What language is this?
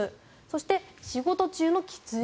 Japanese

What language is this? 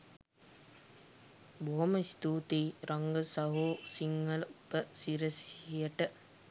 Sinhala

